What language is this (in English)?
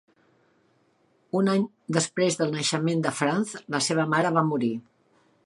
Catalan